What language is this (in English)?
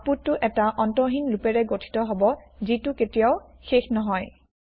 Assamese